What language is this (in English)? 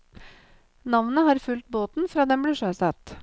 Norwegian